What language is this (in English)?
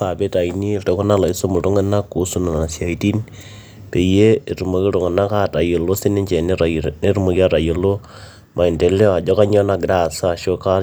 Masai